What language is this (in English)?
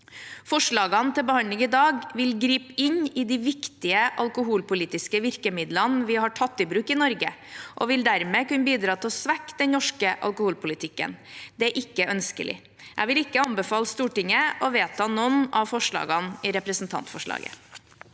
Norwegian